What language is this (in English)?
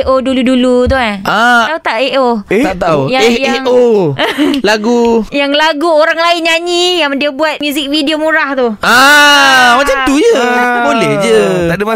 Malay